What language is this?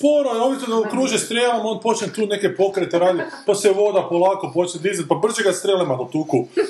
Croatian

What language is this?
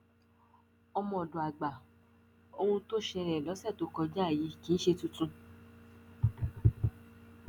Yoruba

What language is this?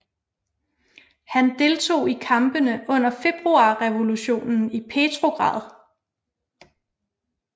Danish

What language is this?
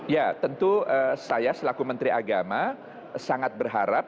Indonesian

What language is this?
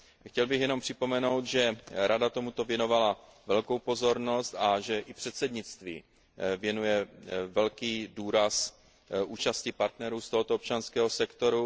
Czech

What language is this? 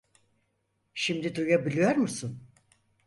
Turkish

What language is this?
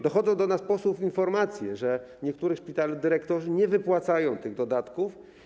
Polish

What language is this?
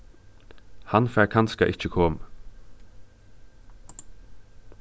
Faroese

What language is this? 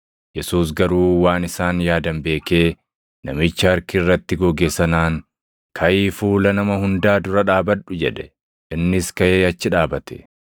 Oromo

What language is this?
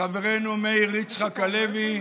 Hebrew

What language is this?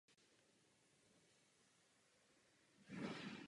Czech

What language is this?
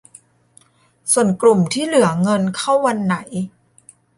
Thai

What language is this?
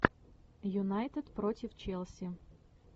Russian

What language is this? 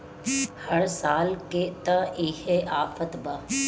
Bhojpuri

